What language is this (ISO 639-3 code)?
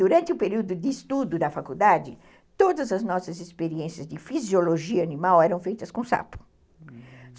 por